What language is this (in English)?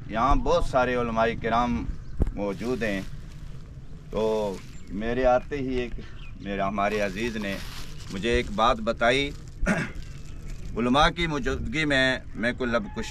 Arabic